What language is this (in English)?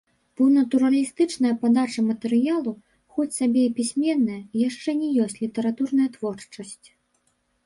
Belarusian